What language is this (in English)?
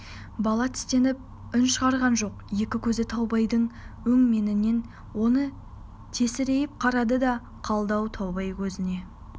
Kazakh